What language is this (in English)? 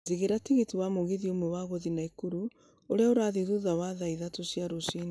Kikuyu